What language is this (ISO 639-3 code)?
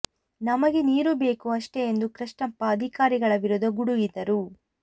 kan